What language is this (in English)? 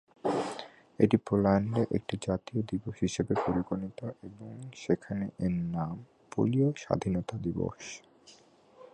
Bangla